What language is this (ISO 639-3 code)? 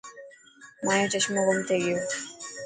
mki